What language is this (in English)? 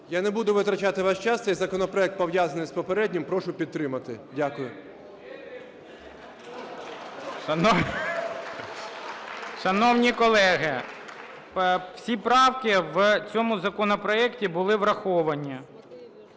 Ukrainian